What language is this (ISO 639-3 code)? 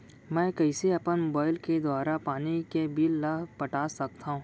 hne